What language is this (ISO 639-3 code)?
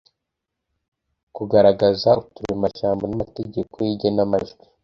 kin